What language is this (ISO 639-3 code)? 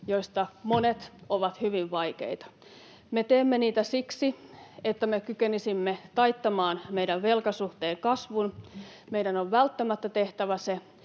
fin